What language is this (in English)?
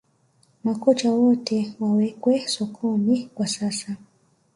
Swahili